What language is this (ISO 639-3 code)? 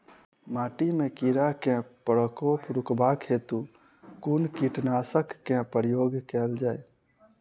mai